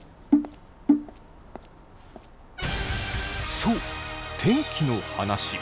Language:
Japanese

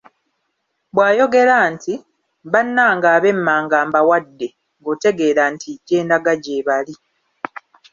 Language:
Ganda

